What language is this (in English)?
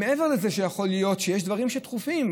Hebrew